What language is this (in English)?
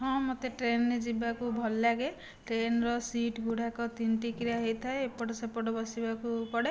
Odia